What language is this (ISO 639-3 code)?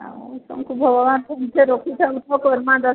ori